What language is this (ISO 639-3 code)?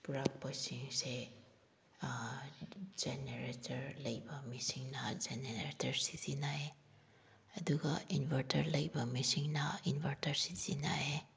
mni